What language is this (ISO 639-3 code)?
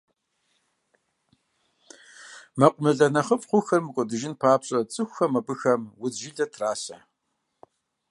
kbd